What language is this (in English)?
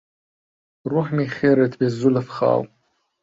Central Kurdish